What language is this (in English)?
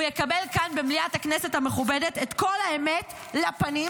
Hebrew